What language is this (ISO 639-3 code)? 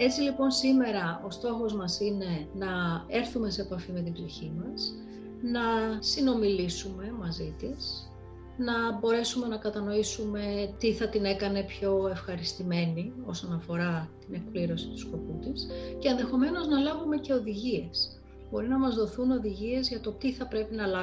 ell